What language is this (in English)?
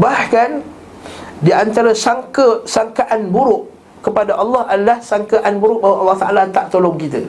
Malay